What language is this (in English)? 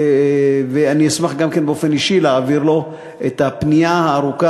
Hebrew